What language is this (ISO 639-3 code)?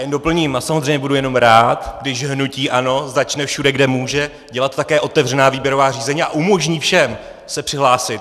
ces